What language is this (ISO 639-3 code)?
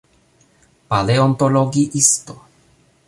epo